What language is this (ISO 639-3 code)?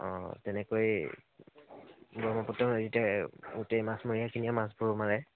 asm